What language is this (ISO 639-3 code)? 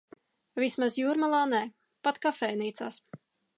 lav